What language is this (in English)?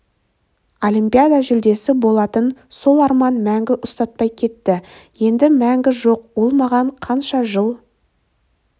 Kazakh